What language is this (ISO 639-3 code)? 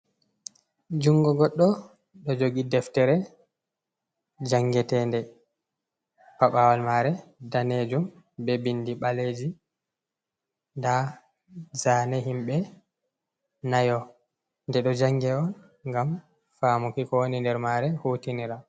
ful